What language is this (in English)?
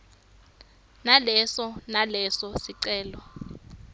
Swati